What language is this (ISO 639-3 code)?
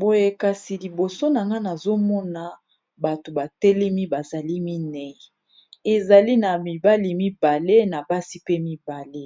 lin